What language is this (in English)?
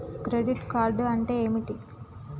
Telugu